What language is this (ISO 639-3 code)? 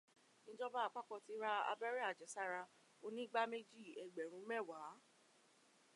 yor